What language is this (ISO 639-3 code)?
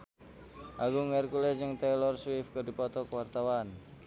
sun